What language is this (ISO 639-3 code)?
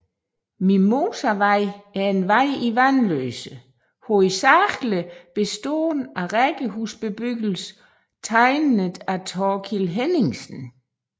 dan